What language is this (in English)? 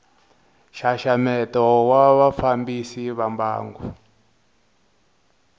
Tsonga